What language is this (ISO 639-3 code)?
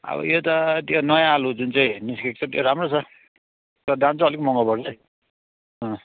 nep